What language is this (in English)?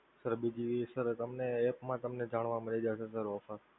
Gujarati